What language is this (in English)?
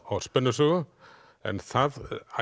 Icelandic